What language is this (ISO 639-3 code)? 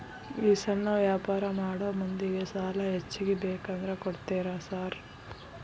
kan